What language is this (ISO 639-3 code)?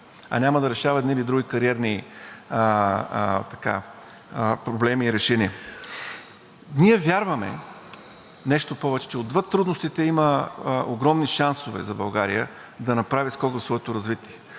bul